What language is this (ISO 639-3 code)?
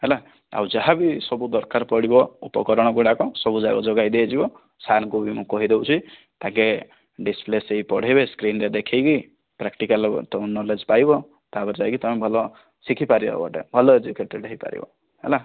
ori